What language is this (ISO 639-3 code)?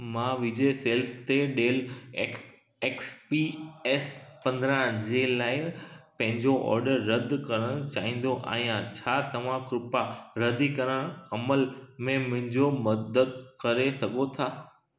snd